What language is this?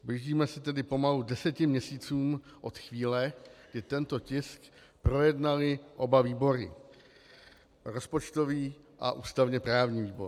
Czech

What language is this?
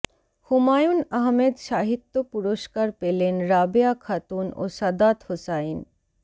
Bangla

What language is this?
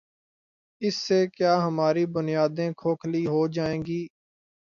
Urdu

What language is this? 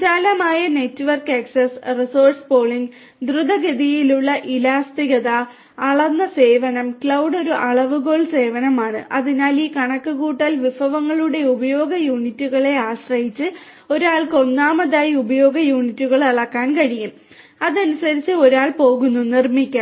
Malayalam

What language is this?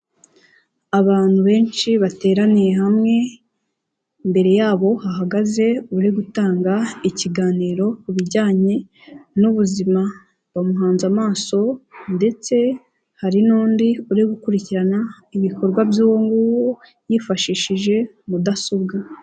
Kinyarwanda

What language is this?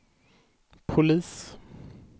Swedish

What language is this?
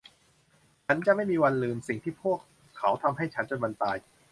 Thai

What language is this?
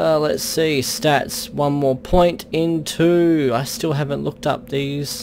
English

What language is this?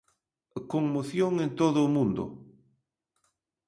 Galician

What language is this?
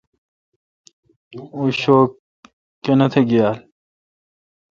Kalkoti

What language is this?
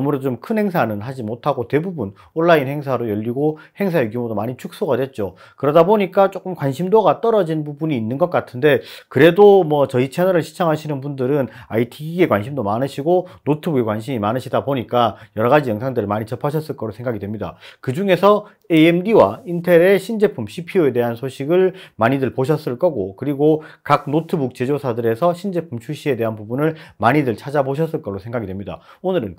Korean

